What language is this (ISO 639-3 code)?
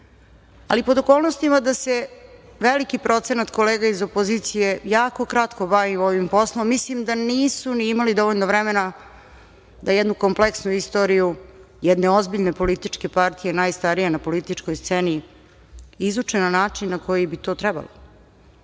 srp